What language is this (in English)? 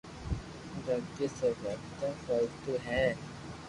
Loarki